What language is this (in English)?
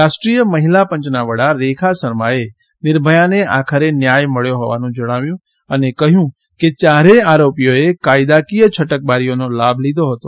Gujarati